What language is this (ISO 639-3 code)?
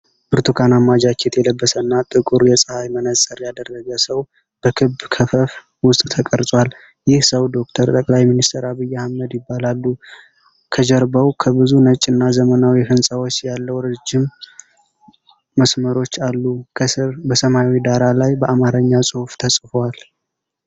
amh